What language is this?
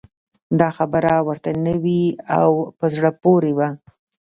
Pashto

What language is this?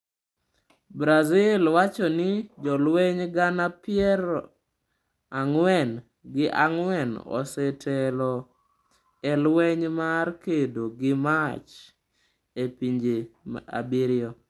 Luo (Kenya and Tanzania)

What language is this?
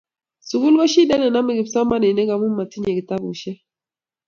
Kalenjin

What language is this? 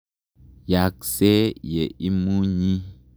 Kalenjin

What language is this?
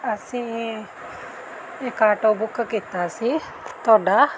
Punjabi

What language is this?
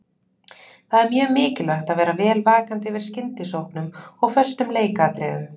Icelandic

